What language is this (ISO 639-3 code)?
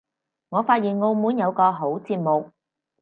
yue